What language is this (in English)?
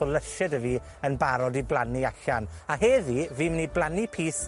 Welsh